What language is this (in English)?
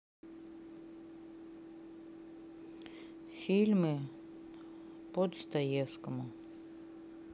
Russian